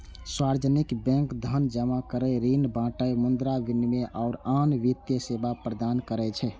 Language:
Maithili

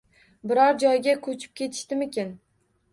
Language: Uzbek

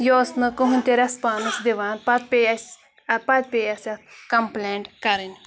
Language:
Kashmiri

